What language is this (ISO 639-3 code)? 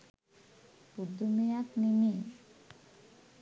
sin